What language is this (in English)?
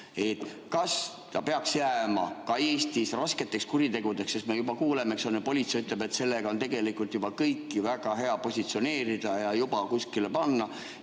Estonian